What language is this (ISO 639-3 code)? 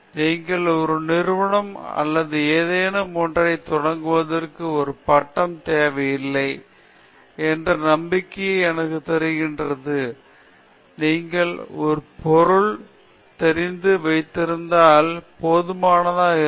tam